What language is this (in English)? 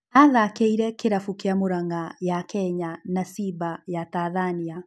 Kikuyu